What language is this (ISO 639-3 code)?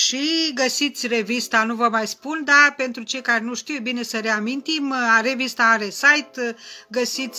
ron